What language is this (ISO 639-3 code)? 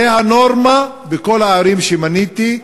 heb